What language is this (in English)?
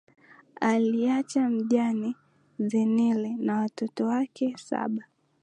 Swahili